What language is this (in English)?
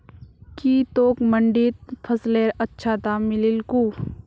Magahi